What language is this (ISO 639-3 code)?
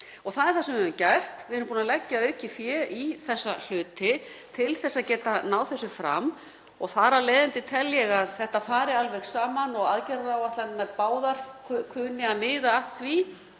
isl